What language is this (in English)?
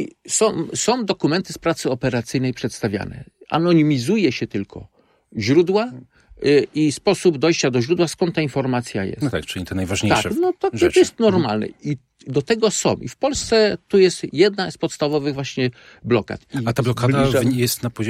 Polish